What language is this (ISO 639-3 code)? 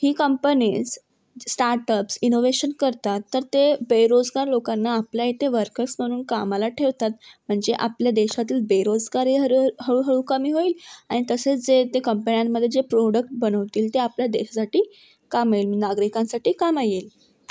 mar